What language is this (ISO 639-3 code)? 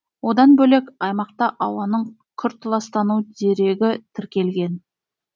kaz